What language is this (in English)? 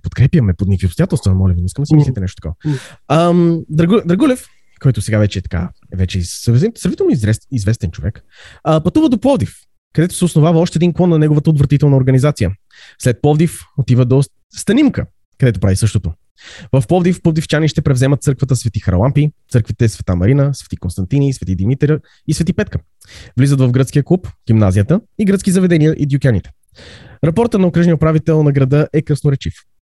Bulgarian